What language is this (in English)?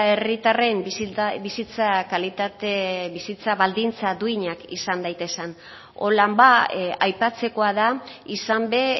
Basque